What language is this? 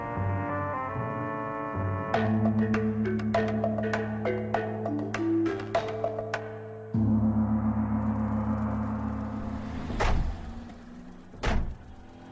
Bangla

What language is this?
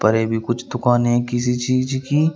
Hindi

